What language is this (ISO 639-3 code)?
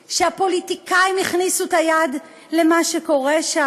heb